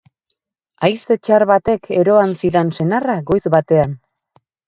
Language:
Basque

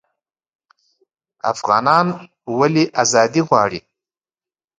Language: Pashto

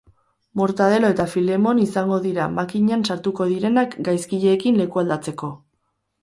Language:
Basque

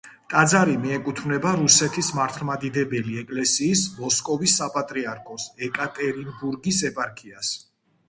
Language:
Georgian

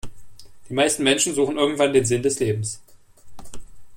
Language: German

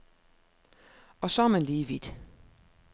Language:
Danish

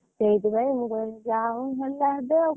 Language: Odia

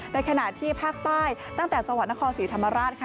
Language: Thai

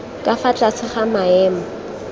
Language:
Tswana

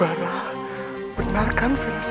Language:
Indonesian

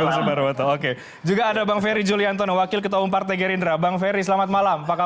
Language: Indonesian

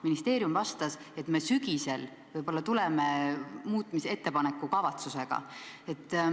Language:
Estonian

